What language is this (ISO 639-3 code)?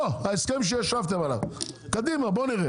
heb